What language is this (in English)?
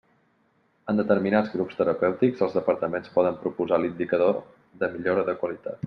Catalan